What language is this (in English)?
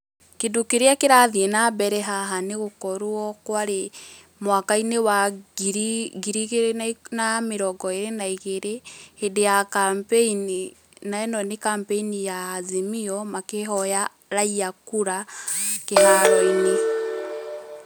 Kikuyu